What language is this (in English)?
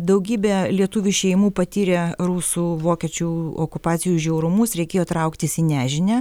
Lithuanian